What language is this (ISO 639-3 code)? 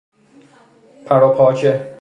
fas